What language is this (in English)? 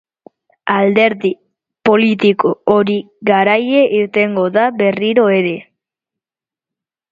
Basque